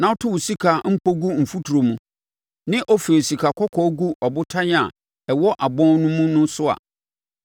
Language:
Akan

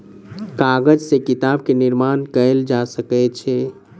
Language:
Maithili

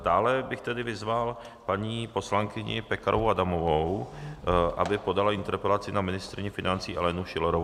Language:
Czech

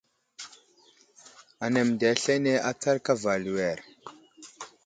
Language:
Wuzlam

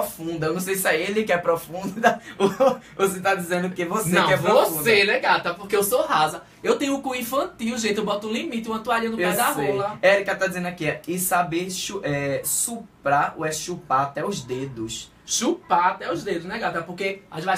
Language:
Portuguese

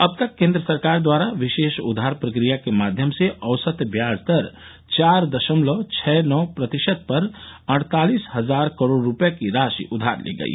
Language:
Hindi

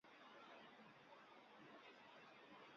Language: Central Kurdish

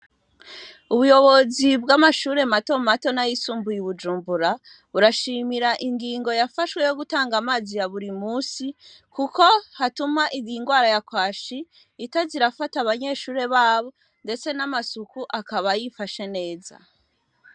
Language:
Rundi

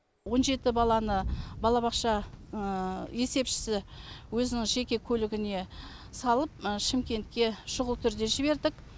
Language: Kazakh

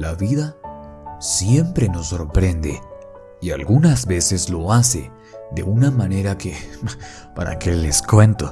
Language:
Spanish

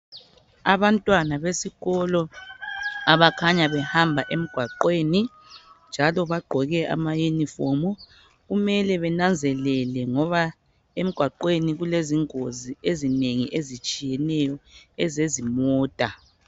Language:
North Ndebele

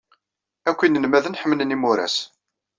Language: Kabyle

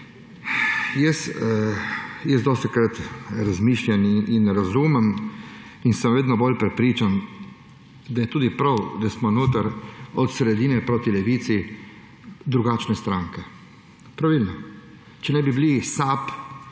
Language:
Slovenian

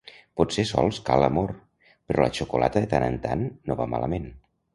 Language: Catalan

